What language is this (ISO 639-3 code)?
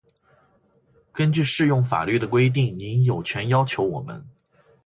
zho